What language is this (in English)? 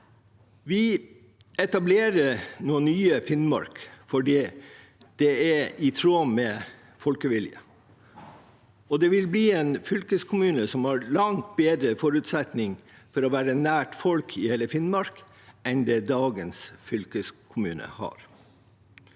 Norwegian